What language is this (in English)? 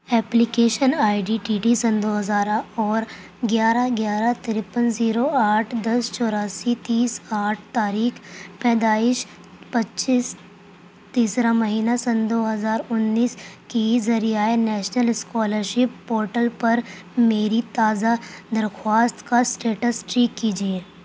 Urdu